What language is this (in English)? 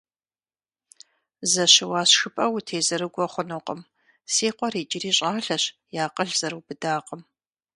Kabardian